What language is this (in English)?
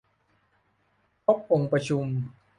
Thai